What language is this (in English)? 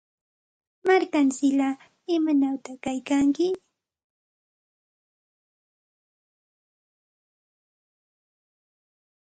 Santa Ana de Tusi Pasco Quechua